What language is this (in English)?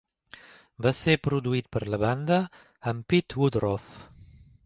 Catalan